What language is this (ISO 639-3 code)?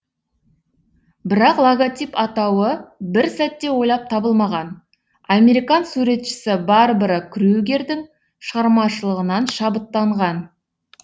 kaz